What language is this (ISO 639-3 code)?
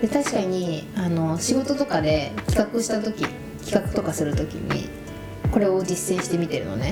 jpn